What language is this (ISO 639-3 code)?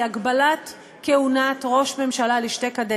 heb